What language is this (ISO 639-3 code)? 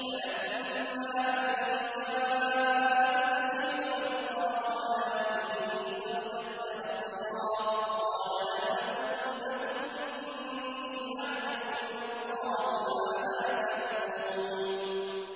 ara